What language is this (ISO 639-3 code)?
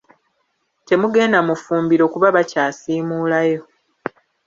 lug